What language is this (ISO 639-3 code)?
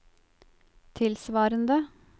nor